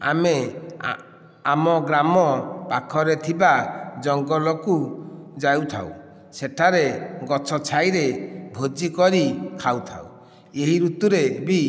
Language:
Odia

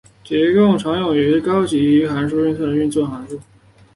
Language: Chinese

